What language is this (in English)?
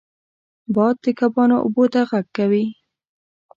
Pashto